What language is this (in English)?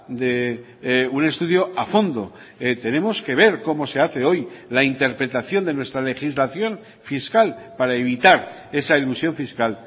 Spanish